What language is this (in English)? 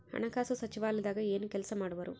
Kannada